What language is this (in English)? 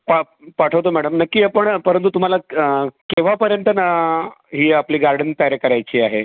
Marathi